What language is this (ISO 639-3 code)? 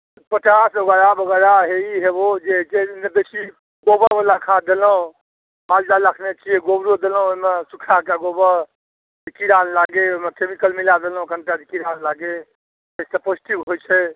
mai